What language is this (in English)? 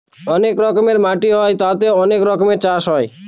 Bangla